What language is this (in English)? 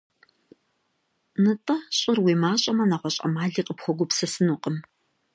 Kabardian